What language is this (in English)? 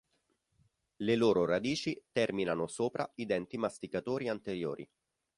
Italian